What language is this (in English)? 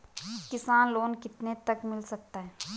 Hindi